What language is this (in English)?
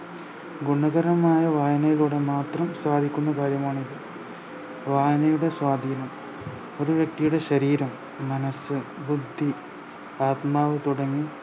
Malayalam